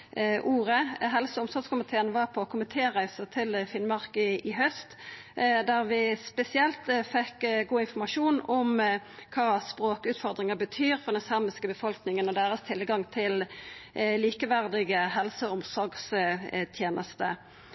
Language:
Norwegian Nynorsk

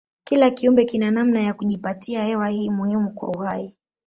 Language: Swahili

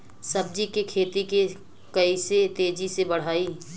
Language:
Bhojpuri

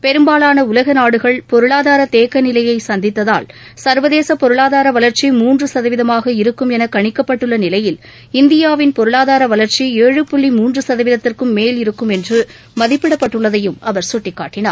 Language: Tamil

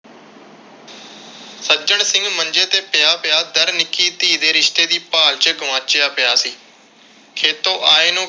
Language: Punjabi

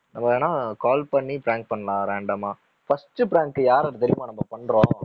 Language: Tamil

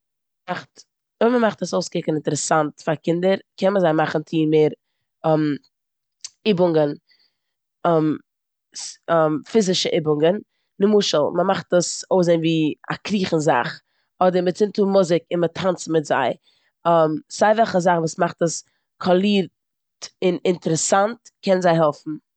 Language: Yiddish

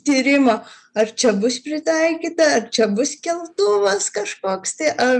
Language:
Lithuanian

